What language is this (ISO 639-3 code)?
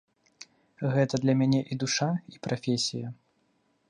bel